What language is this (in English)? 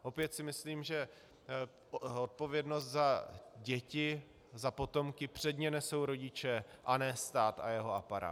Czech